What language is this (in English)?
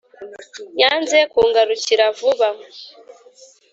Kinyarwanda